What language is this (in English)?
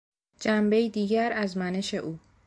Persian